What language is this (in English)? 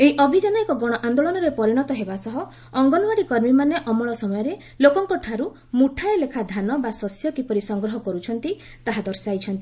Odia